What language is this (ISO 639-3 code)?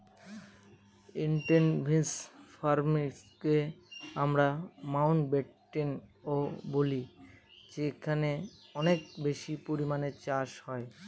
ben